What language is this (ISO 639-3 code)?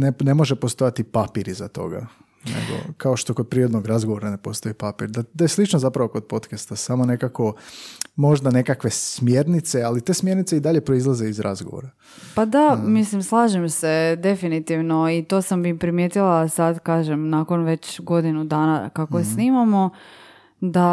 hrv